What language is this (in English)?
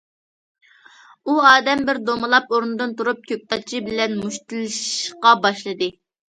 Uyghur